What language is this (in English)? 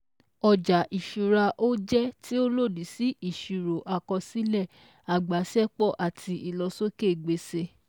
Yoruba